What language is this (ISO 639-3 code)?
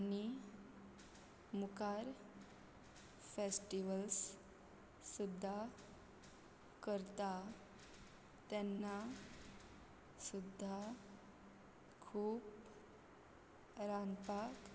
kok